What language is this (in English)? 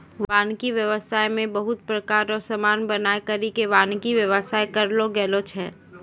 Maithili